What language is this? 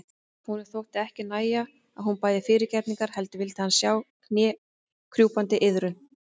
Icelandic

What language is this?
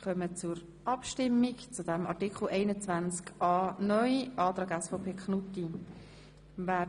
Swiss German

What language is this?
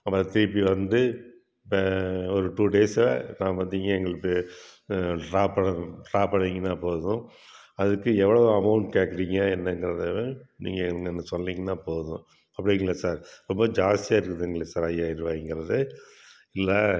Tamil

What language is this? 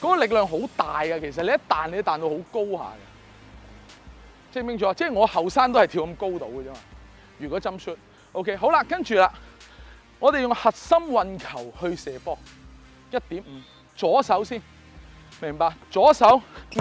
Chinese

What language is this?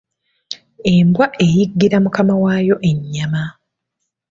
Ganda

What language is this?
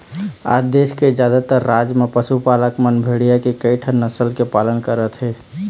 Chhattisgarhi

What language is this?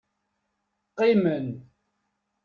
Kabyle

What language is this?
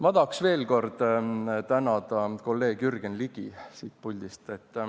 Estonian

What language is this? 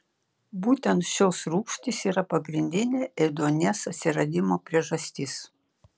Lithuanian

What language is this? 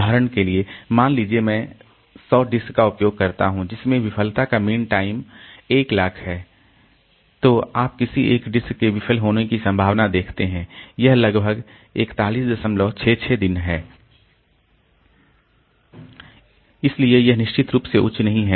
Hindi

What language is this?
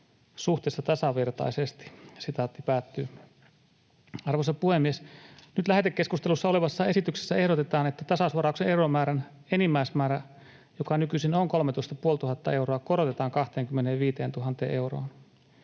Finnish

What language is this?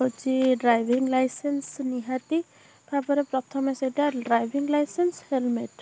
Odia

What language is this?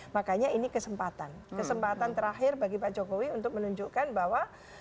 Indonesian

